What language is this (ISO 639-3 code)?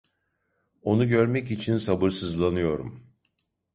tur